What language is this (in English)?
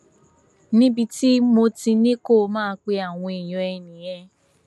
Yoruba